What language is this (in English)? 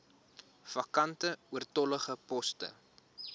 Afrikaans